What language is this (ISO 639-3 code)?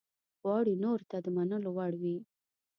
pus